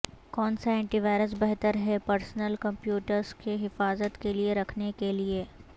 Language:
Urdu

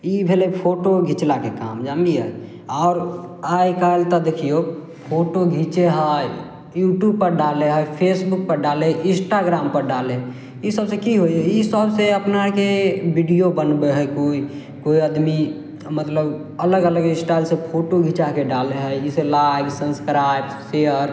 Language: Maithili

